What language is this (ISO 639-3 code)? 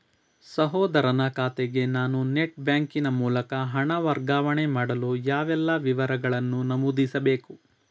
kan